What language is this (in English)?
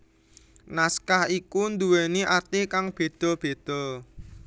Javanese